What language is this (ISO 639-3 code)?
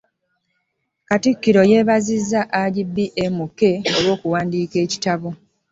lug